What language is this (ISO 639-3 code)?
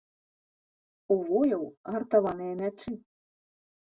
bel